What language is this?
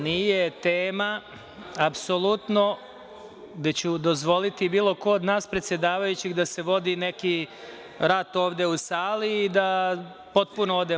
Serbian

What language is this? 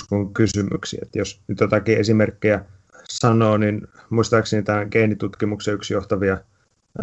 Finnish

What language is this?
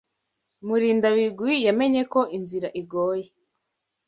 Kinyarwanda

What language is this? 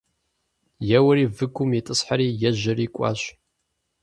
Kabardian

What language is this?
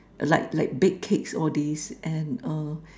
English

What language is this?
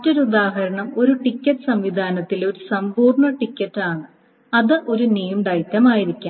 Malayalam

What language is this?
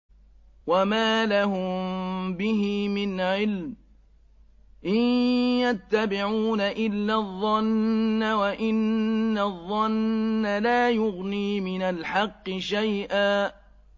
Arabic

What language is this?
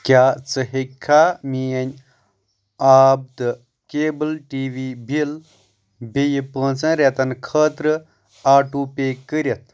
Kashmiri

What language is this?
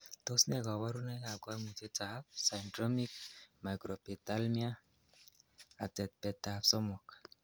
Kalenjin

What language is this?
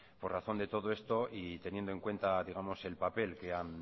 Spanish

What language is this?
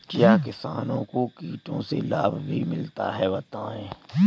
Hindi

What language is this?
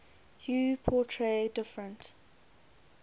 English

